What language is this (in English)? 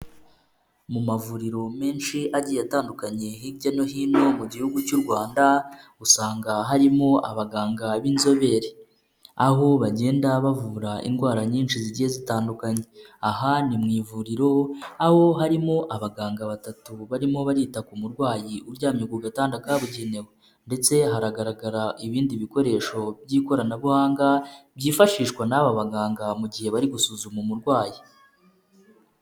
Kinyarwanda